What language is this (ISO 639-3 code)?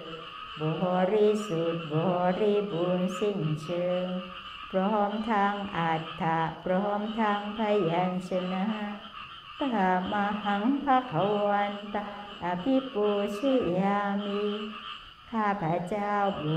tha